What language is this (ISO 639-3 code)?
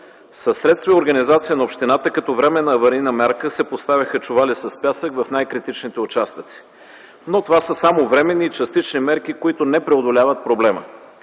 bul